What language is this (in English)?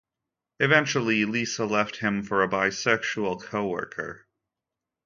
English